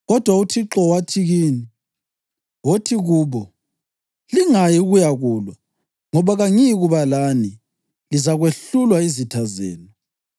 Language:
North Ndebele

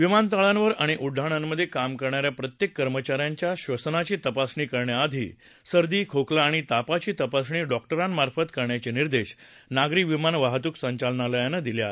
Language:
Marathi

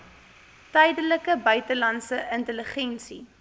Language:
Afrikaans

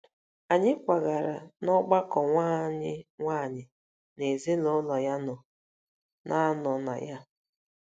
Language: Igbo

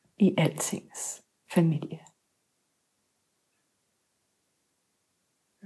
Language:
Danish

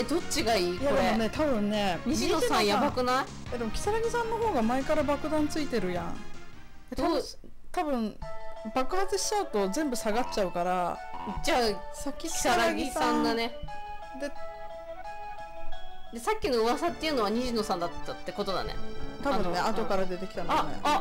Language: Japanese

